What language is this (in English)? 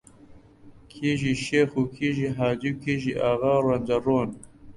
Central Kurdish